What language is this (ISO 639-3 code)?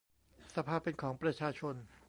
tha